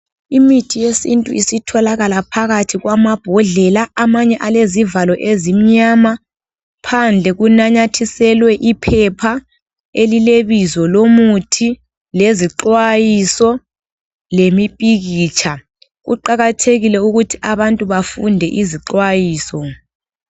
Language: North Ndebele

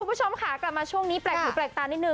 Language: Thai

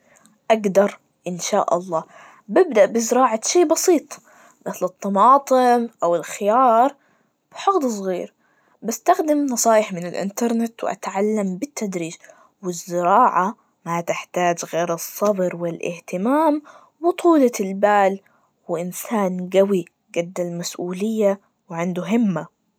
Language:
Najdi Arabic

